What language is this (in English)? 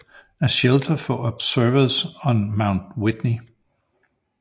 Danish